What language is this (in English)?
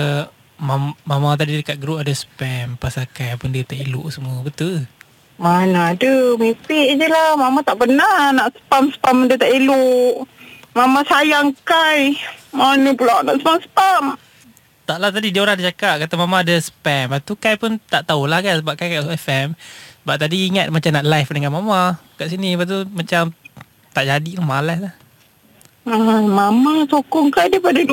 Malay